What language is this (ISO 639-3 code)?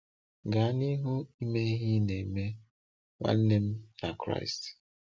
ibo